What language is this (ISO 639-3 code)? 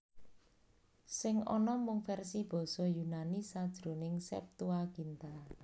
jav